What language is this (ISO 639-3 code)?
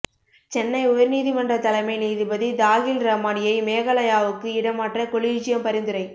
tam